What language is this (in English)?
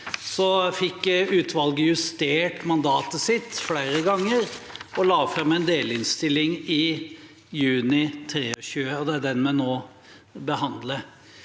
Norwegian